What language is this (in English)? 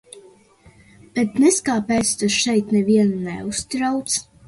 Latvian